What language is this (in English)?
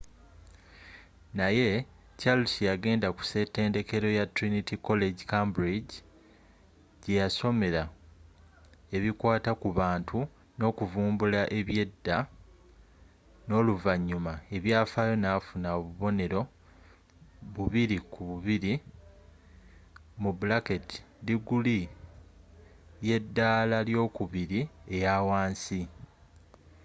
Ganda